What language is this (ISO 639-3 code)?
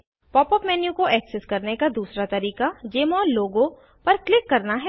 hin